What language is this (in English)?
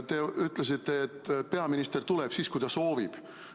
Estonian